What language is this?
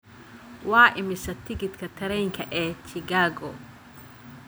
Somali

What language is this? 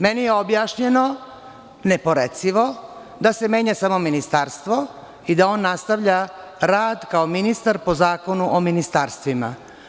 Serbian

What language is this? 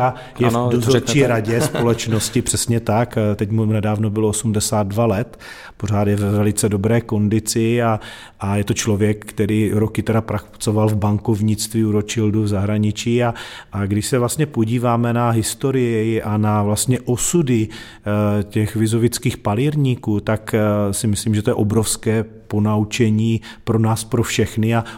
Czech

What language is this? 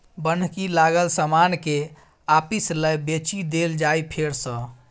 Maithili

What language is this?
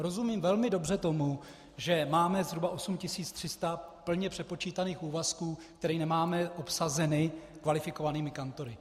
Czech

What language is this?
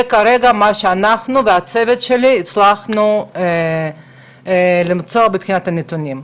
Hebrew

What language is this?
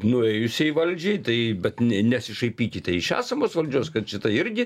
Lithuanian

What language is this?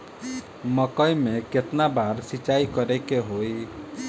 Bhojpuri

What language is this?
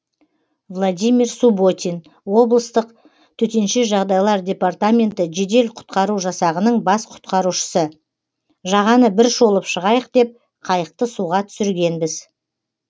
Kazakh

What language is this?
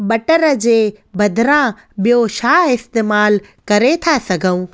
Sindhi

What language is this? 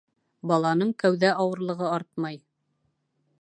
Bashkir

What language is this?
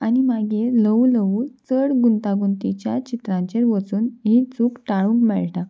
Konkani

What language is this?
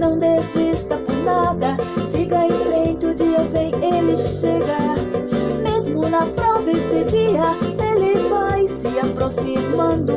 Portuguese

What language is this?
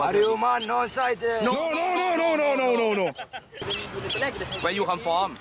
Thai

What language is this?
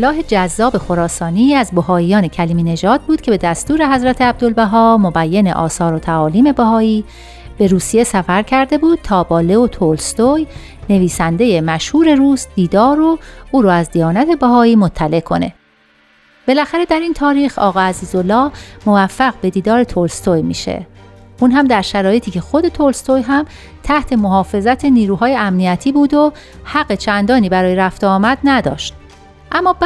Persian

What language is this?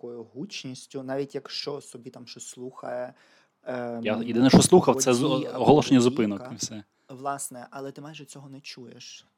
Ukrainian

